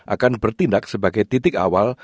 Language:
Indonesian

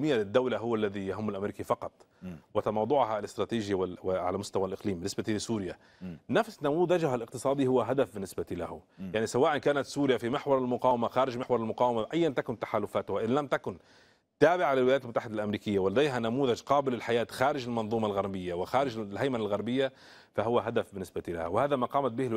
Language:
Arabic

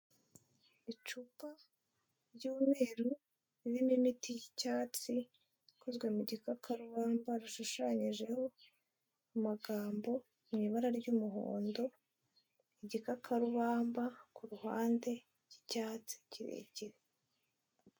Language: Kinyarwanda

